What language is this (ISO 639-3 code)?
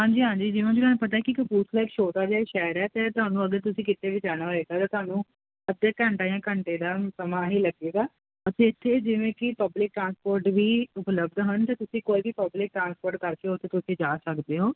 pan